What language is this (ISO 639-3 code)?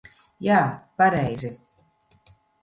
lav